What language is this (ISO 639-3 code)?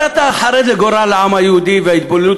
heb